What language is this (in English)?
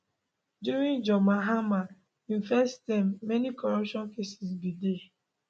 Nigerian Pidgin